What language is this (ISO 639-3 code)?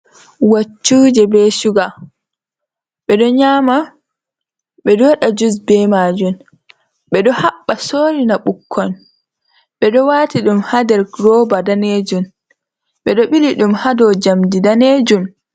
ful